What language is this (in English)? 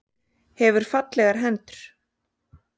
Icelandic